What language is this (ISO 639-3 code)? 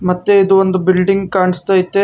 kan